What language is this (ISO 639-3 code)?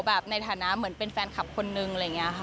tha